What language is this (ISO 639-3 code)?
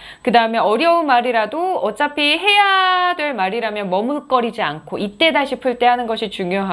kor